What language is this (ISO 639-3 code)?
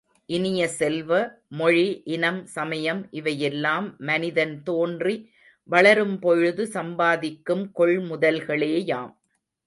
tam